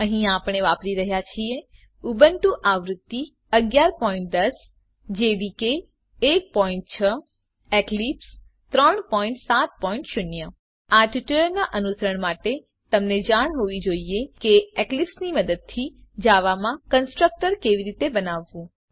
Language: Gujarati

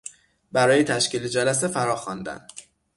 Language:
Persian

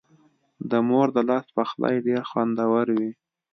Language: Pashto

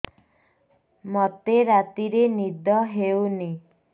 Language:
Odia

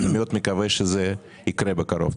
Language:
Hebrew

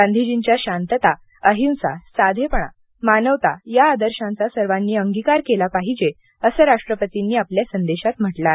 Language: Marathi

